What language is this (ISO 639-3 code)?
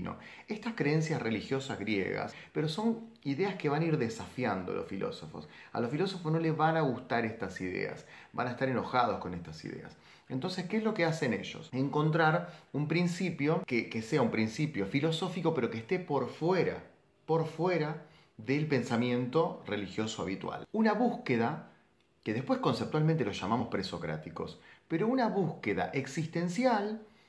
spa